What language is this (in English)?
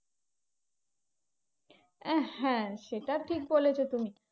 Bangla